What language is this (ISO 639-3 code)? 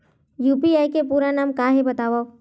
hne